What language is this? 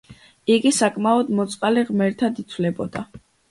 Georgian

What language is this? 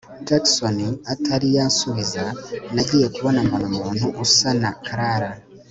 Kinyarwanda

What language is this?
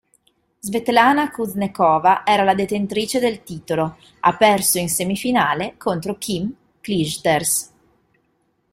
Italian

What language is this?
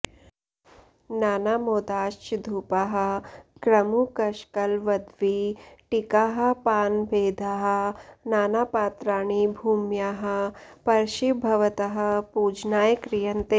Sanskrit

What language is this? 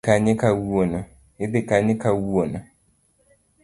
Luo (Kenya and Tanzania)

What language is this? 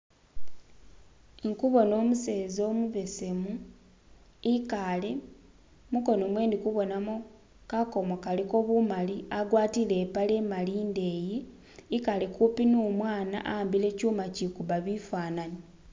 Masaaba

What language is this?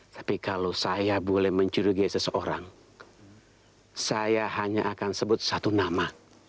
Indonesian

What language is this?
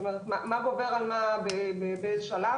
Hebrew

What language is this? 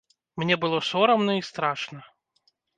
Belarusian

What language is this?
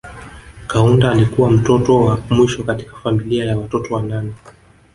Swahili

